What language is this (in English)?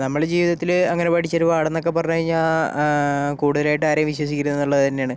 Malayalam